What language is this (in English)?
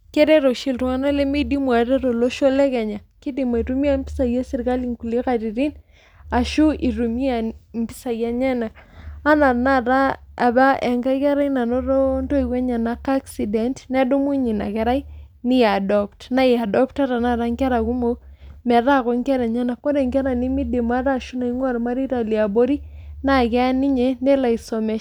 Masai